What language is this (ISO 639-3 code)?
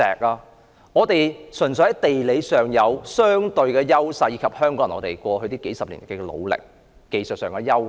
yue